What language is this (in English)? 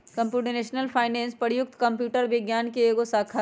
Magahi